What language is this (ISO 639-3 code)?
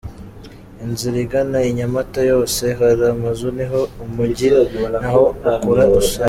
kin